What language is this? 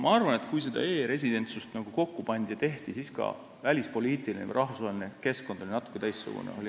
Estonian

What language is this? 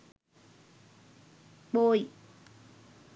Sinhala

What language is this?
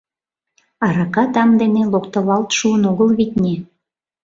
Mari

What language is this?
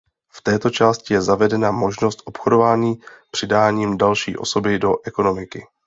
Czech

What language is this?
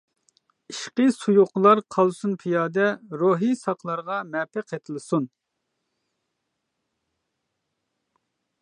Uyghur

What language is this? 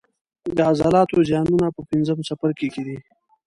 Pashto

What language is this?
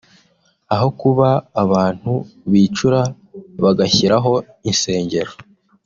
Kinyarwanda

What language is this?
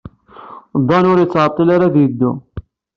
Kabyle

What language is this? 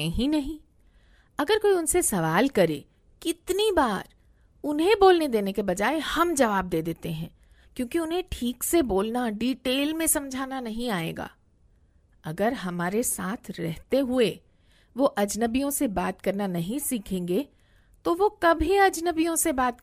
Hindi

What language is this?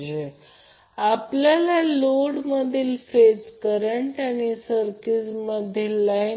Marathi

